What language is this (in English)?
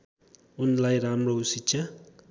Nepali